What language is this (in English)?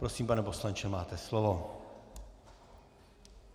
Czech